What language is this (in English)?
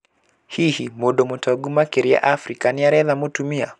Kikuyu